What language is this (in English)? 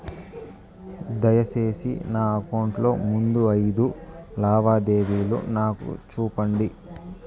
Telugu